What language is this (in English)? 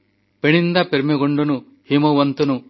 Odia